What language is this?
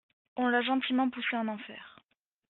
French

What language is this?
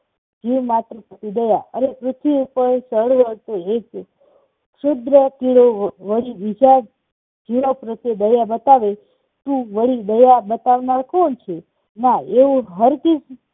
Gujarati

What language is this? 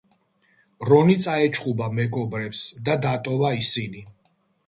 Georgian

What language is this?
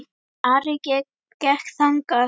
Icelandic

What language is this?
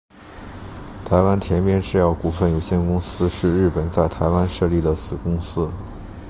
Chinese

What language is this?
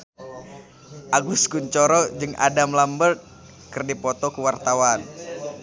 Sundanese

